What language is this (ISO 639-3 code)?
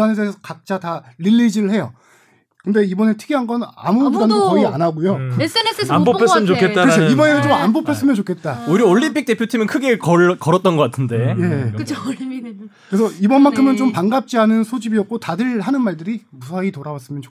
kor